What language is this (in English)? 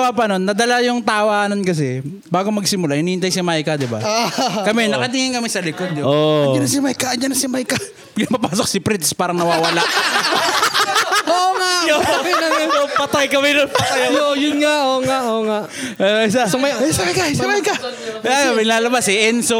Filipino